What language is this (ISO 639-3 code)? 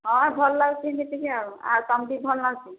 ori